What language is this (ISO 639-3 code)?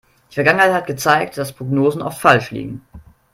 deu